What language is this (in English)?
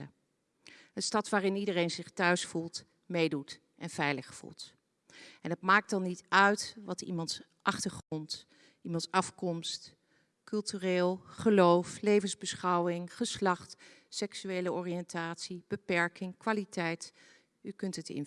Dutch